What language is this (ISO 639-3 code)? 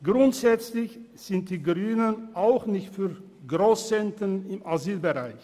gsw